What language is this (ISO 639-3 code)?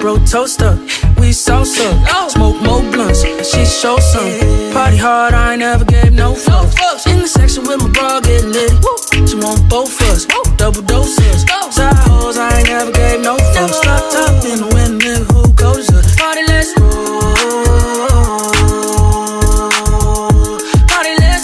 eng